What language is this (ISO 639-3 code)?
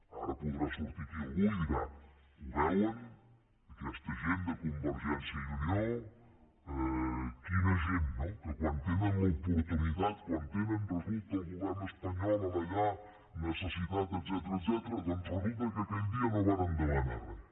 cat